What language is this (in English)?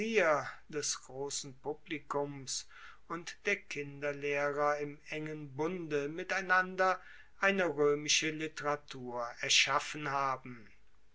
German